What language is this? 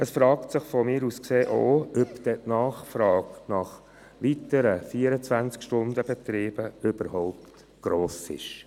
Swiss German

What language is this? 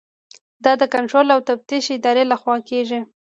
Pashto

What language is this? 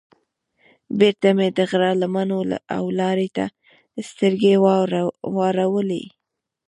Pashto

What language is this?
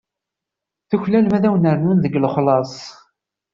Kabyle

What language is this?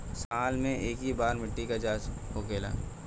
Bhojpuri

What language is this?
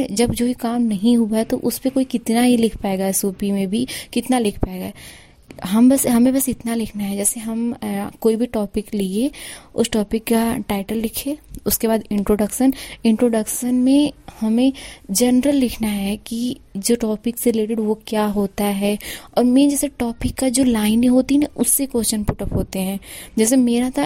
Hindi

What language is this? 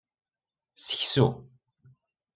Kabyle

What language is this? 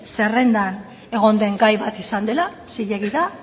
Basque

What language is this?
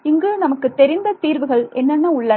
Tamil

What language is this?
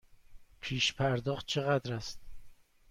Persian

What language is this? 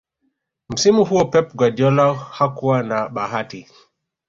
Swahili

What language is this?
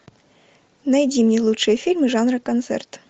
Russian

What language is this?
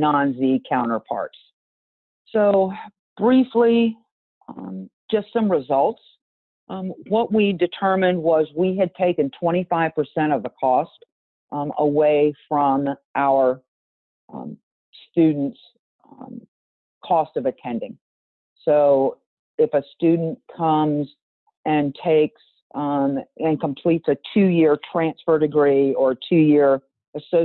English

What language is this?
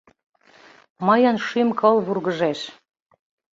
Mari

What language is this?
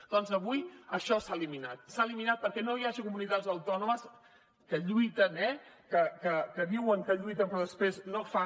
Catalan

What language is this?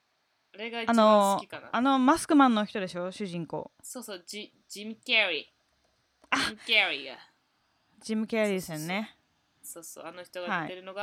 Japanese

